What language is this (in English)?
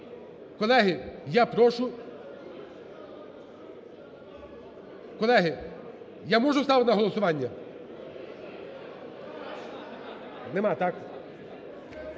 Ukrainian